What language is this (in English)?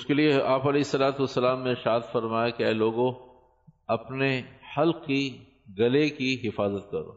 Urdu